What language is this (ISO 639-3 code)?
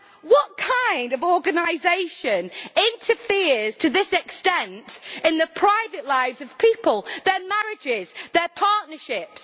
eng